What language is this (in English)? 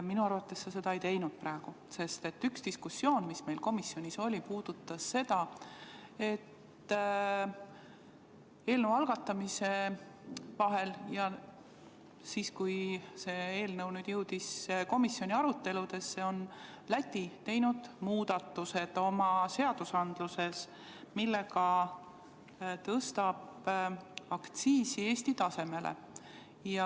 Estonian